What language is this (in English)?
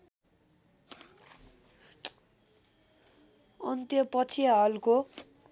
Nepali